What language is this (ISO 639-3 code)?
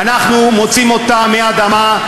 heb